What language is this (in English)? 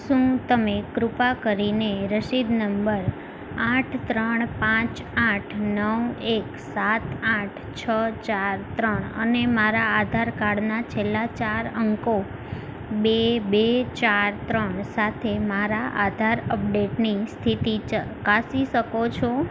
Gujarati